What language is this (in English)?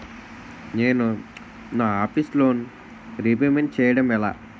Telugu